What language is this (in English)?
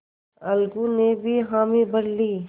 Hindi